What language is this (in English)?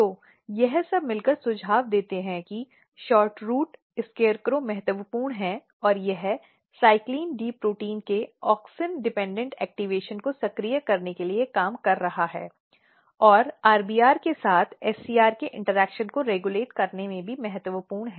Hindi